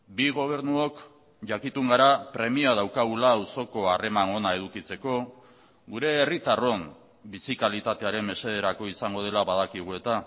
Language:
Basque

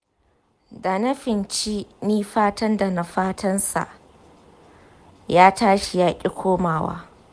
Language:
Hausa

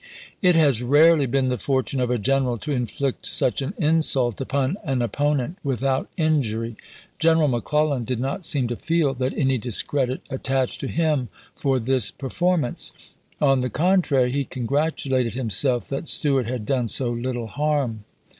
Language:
English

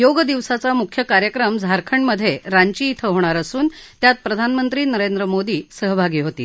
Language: Marathi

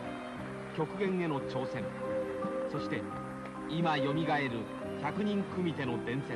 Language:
Japanese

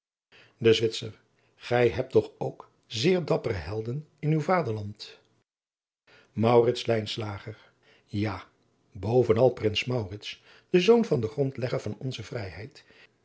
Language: Dutch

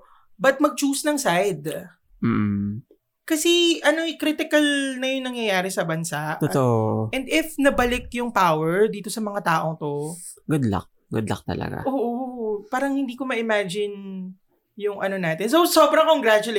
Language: Filipino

